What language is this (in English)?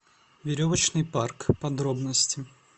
Russian